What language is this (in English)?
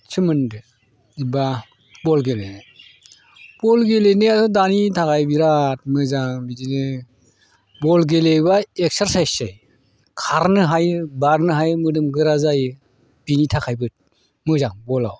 Bodo